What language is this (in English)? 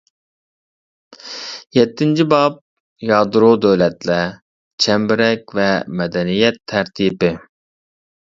Uyghur